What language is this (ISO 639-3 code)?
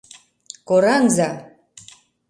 chm